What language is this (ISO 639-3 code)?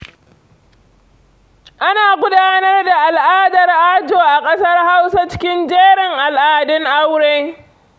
hau